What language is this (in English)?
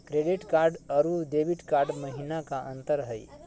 Magahi